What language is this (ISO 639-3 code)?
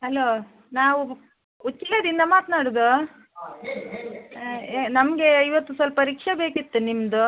kan